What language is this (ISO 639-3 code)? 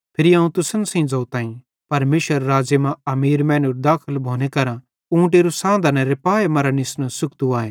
bhd